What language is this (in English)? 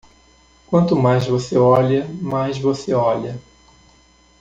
Portuguese